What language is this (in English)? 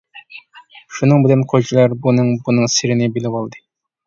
Uyghur